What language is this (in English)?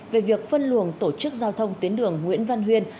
Vietnamese